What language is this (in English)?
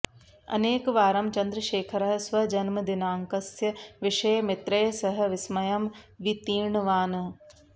Sanskrit